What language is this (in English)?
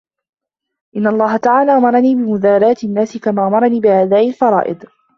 Arabic